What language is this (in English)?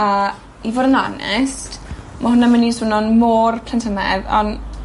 Welsh